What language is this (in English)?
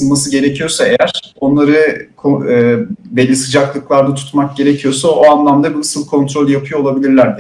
Turkish